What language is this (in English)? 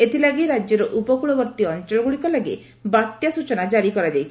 Odia